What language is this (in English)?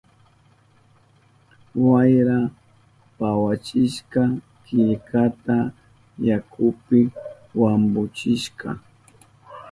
Southern Pastaza Quechua